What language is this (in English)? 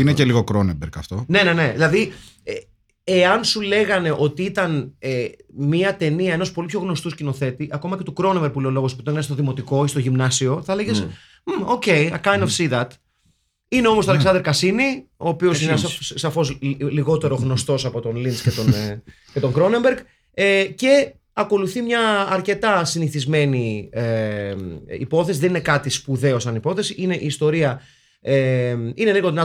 Greek